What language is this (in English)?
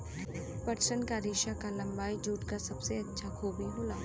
Bhojpuri